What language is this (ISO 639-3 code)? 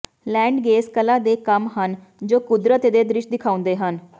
pan